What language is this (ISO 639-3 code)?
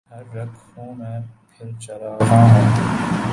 urd